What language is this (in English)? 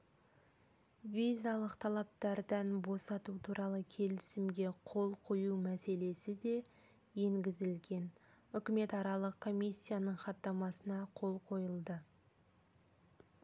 Kazakh